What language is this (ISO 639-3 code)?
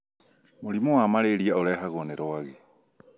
kik